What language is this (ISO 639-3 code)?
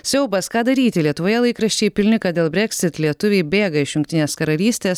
lit